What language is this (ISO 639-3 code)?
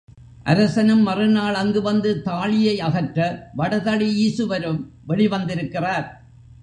tam